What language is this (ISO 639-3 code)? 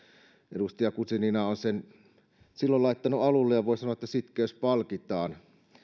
fin